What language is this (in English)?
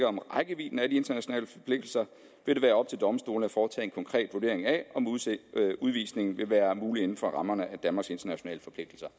Danish